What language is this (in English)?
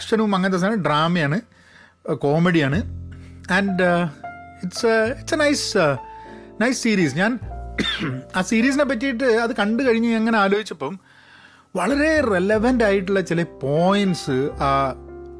Malayalam